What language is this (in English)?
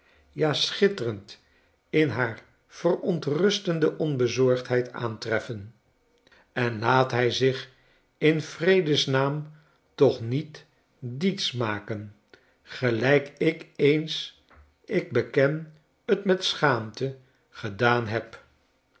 Dutch